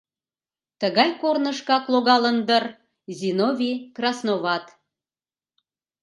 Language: Mari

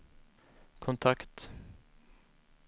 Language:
Swedish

